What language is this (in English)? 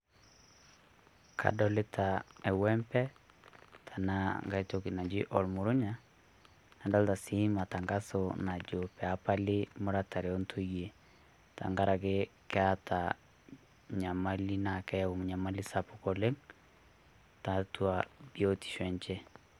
Masai